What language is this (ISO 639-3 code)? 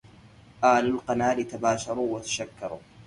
ara